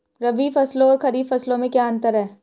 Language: Hindi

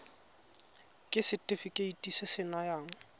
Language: Tswana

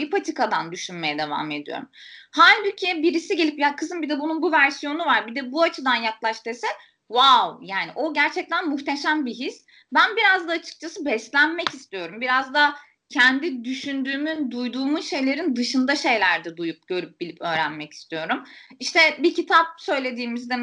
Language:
Turkish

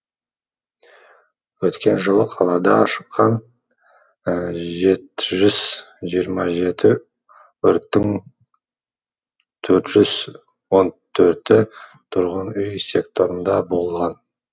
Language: Kazakh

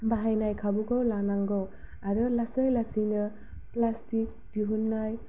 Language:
Bodo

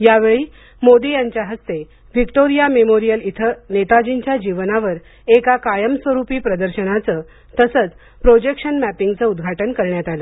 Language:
Marathi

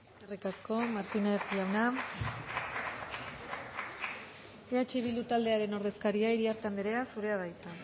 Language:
Basque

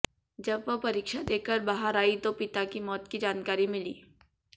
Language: Hindi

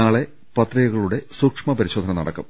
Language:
Malayalam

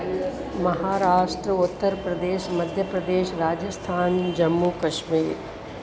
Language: Sindhi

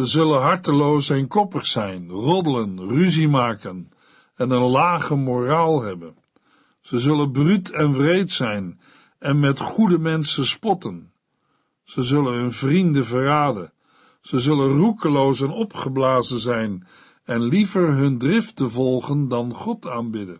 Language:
Dutch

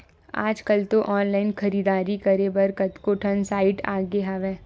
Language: Chhattisgarhi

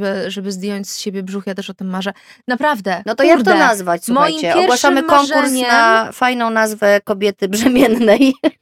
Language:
Polish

